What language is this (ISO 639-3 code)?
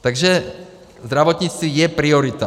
ces